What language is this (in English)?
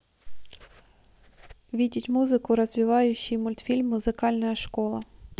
Russian